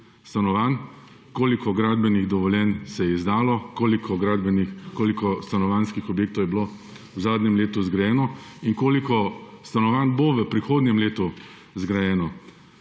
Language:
Slovenian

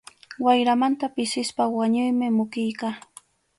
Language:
Arequipa-La Unión Quechua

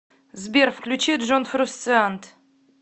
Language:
Russian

